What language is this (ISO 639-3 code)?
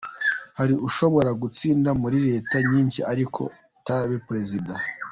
kin